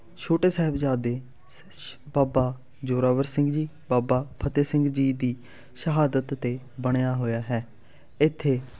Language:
Punjabi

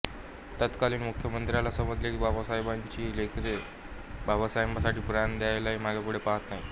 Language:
Marathi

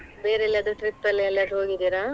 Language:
Kannada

